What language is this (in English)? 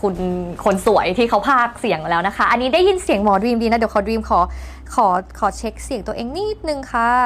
Thai